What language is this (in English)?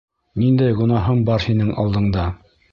Bashkir